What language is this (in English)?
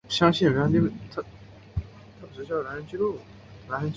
Chinese